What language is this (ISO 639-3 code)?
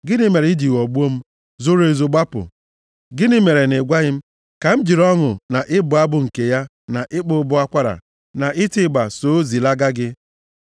ibo